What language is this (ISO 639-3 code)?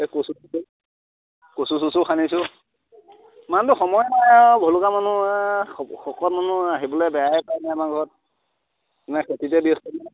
asm